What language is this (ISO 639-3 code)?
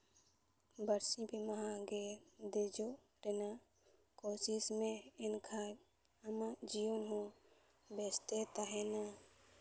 sat